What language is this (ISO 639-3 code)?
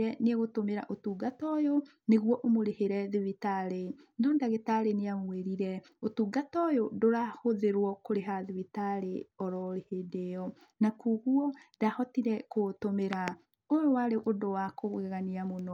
kik